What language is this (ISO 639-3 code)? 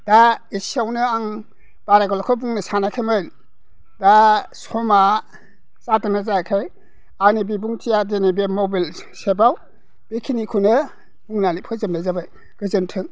brx